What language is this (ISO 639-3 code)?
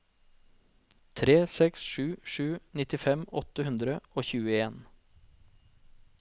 nor